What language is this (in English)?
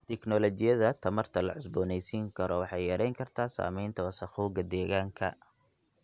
Somali